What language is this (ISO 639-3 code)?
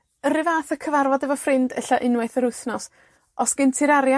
cym